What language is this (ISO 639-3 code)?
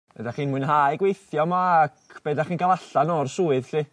cym